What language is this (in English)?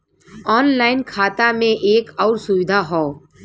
Bhojpuri